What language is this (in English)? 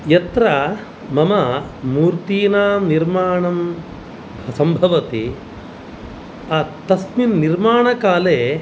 Sanskrit